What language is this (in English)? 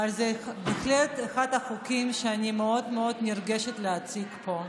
Hebrew